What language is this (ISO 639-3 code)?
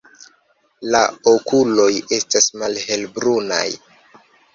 epo